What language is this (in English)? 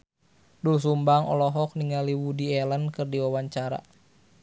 Sundanese